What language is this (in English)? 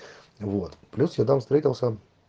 Russian